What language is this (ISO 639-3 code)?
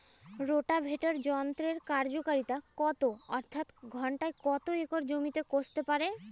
ben